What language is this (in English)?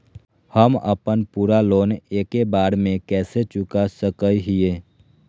Magahi